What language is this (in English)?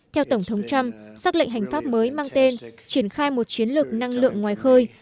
Vietnamese